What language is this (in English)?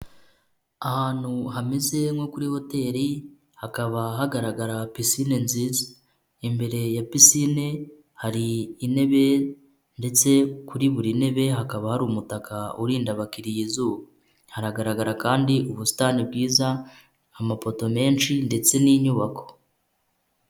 Kinyarwanda